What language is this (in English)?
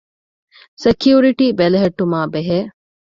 Divehi